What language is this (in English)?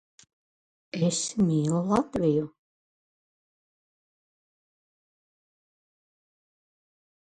Latvian